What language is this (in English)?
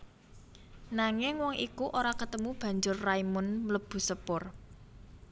Javanese